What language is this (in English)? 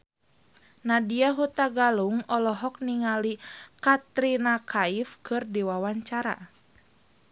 Sundanese